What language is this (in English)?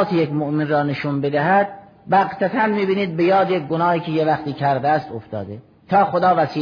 Persian